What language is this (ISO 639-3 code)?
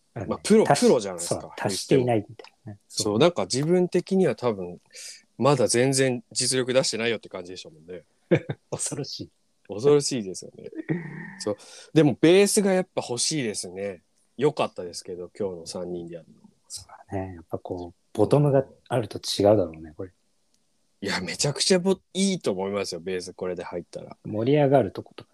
jpn